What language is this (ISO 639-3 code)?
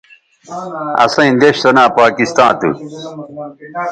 btv